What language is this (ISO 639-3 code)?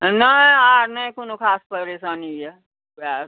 mai